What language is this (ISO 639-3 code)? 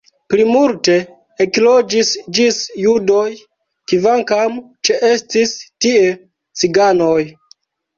epo